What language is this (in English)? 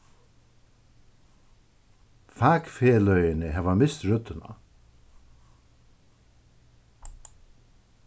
Faroese